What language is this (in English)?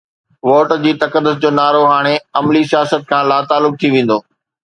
Sindhi